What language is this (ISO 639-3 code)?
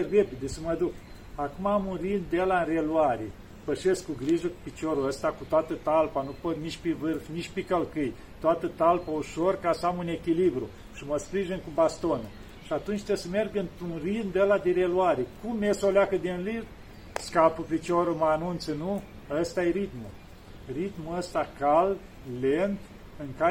ron